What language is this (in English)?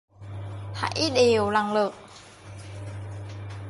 Vietnamese